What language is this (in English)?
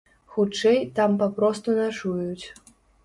Belarusian